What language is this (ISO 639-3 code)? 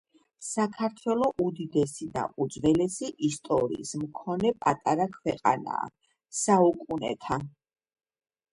kat